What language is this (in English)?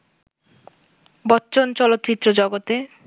Bangla